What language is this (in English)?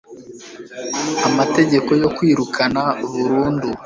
Kinyarwanda